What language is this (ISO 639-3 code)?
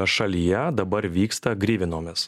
lit